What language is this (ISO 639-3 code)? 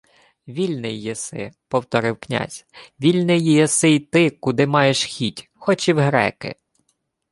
ukr